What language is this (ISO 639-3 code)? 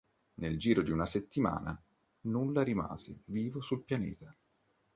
ita